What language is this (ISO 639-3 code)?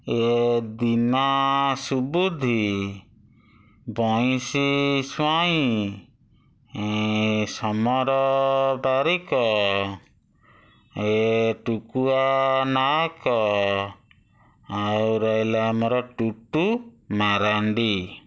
ori